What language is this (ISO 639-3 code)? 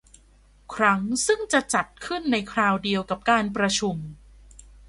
tha